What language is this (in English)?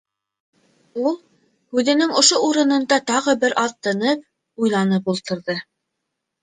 Bashkir